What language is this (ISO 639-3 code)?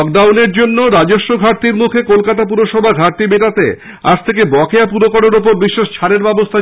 ben